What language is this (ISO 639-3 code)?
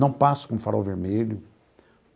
por